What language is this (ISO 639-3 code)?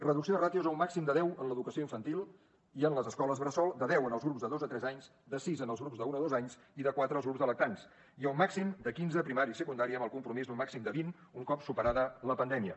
cat